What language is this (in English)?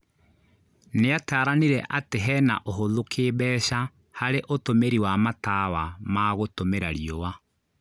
Kikuyu